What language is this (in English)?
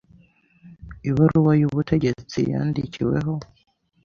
Kinyarwanda